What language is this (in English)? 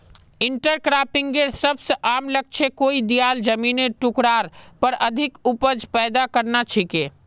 Magahi